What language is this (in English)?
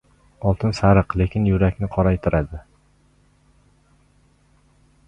Uzbek